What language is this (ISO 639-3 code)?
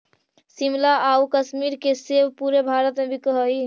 mag